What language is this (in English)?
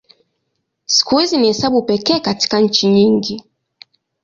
Swahili